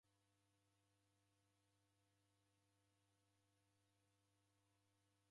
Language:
Taita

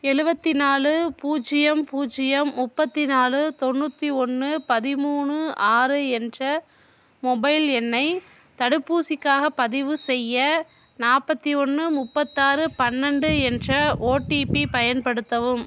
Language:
Tamil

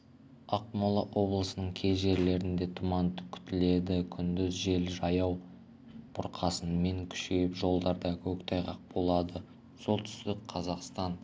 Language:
Kazakh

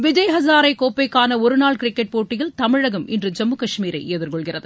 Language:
Tamil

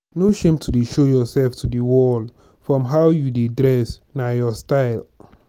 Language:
Nigerian Pidgin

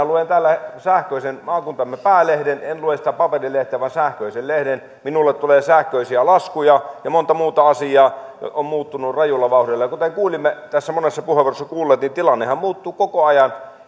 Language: Finnish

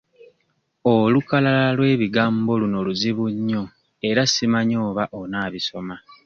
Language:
Ganda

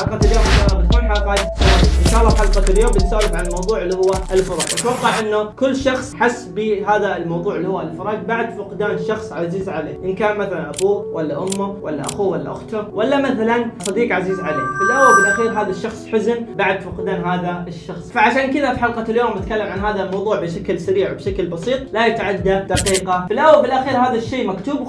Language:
Arabic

